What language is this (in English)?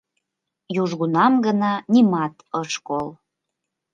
Mari